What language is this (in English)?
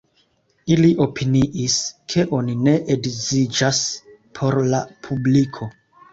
Esperanto